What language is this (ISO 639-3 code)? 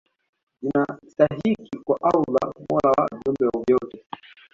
swa